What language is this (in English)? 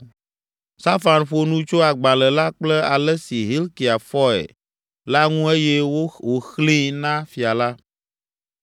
Ewe